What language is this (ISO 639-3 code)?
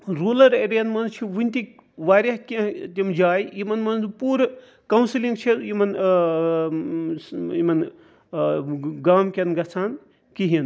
kas